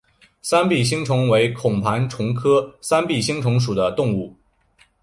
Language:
Chinese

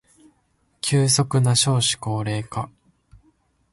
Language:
Japanese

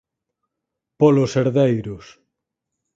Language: Galician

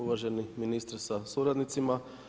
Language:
Croatian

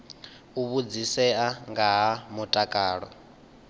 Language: Venda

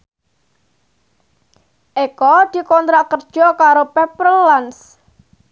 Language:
Javanese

